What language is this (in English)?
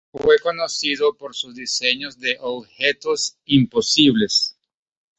Spanish